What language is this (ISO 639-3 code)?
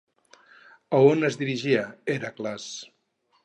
cat